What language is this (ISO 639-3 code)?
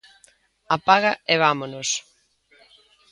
glg